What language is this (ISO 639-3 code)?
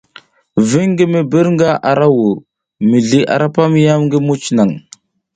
giz